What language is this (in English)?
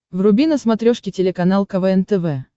Russian